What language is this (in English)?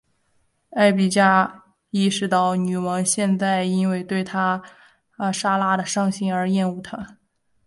Chinese